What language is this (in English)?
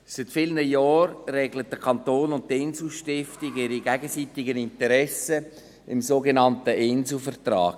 Swiss German